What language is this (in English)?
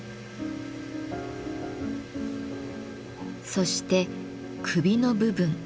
Japanese